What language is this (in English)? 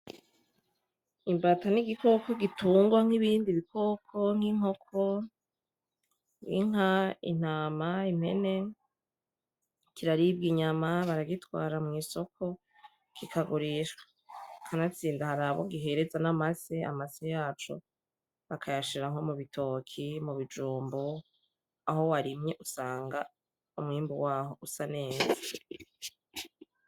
Rundi